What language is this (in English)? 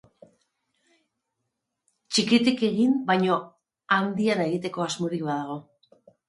Basque